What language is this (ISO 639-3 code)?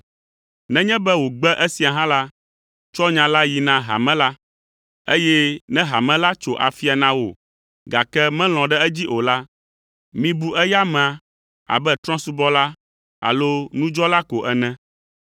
ewe